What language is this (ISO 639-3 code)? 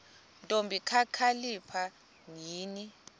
xho